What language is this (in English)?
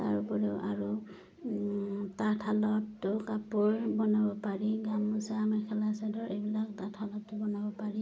Assamese